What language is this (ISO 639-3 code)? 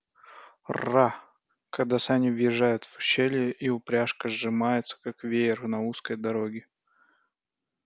rus